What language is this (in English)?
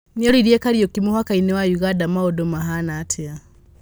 Kikuyu